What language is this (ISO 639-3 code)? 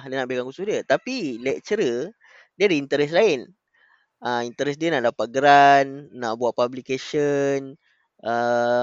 msa